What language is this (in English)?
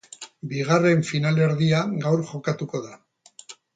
Basque